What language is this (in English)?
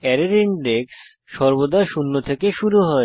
Bangla